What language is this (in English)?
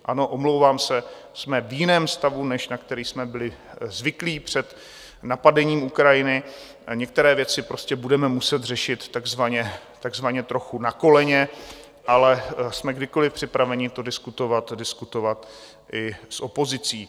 Czech